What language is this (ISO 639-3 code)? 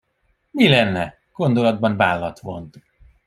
hun